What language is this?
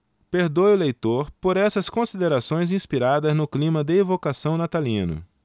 Portuguese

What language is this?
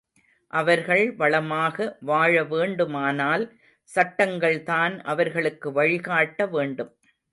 Tamil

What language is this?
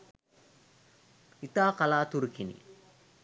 Sinhala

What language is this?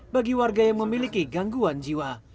Indonesian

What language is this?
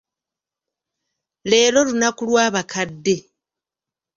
Ganda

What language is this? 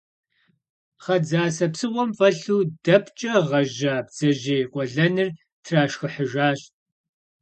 Kabardian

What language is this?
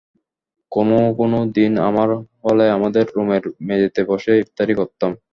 Bangla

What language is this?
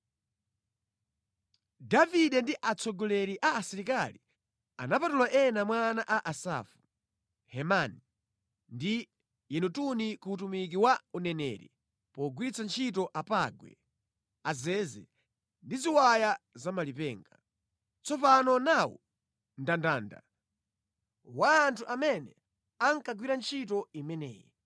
Nyanja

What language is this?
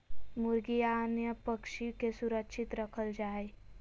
Magahi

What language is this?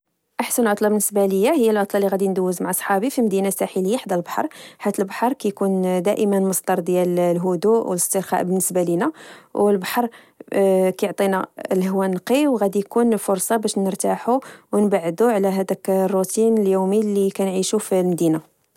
Moroccan Arabic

